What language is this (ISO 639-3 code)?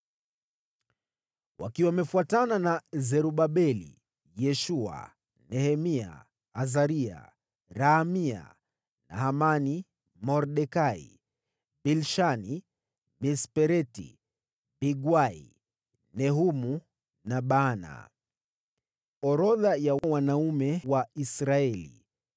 swa